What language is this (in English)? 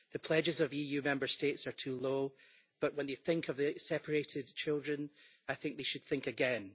English